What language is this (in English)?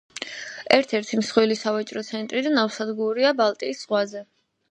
Georgian